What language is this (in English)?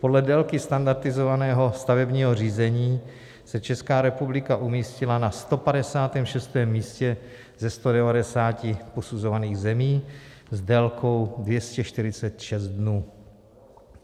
Czech